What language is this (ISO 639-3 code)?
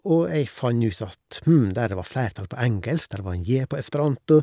nor